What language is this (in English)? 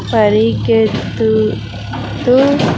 Telugu